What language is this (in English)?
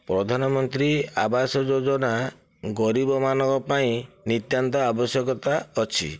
Odia